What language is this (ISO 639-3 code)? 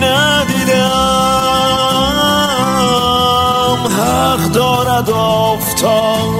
fas